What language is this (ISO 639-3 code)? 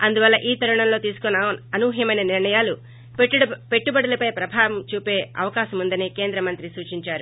tel